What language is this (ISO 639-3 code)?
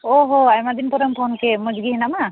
sat